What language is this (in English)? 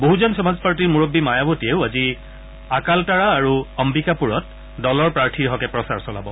Assamese